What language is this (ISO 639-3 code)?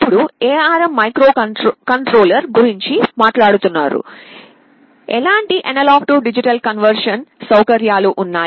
tel